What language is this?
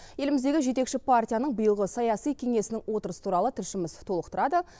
Kazakh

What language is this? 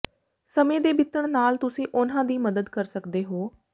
Punjabi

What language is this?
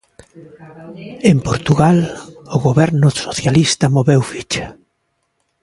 Galician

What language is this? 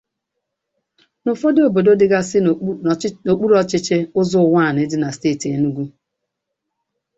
Igbo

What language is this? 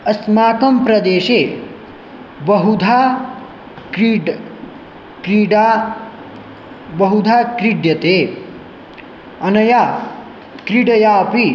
Sanskrit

